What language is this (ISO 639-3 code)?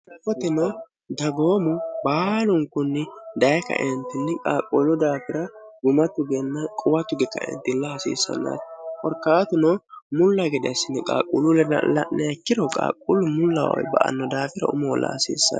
sid